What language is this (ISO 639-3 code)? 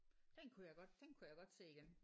dan